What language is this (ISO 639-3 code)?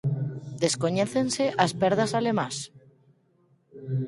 glg